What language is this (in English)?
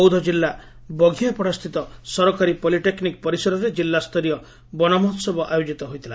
Odia